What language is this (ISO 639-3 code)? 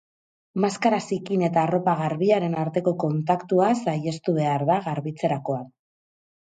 eus